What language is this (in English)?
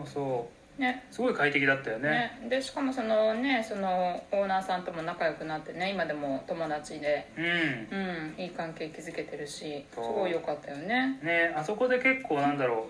Japanese